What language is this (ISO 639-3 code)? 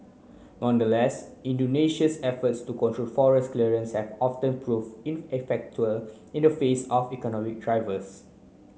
eng